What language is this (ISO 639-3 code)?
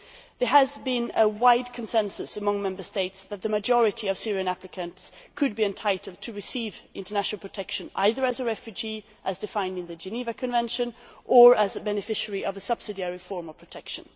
eng